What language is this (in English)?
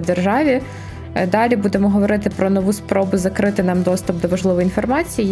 Ukrainian